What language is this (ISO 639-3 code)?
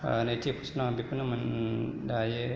brx